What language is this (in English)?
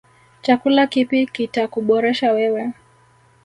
Swahili